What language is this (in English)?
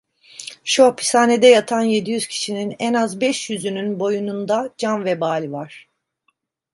Turkish